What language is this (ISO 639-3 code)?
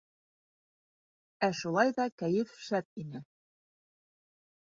bak